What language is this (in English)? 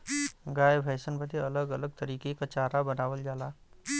Bhojpuri